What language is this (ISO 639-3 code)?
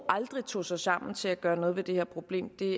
dan